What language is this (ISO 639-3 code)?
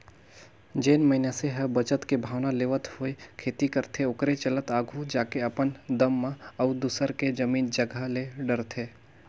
hne